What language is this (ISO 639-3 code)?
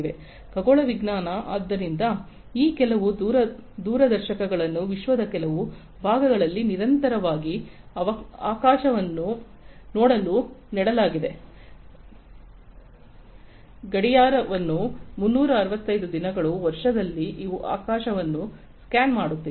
kan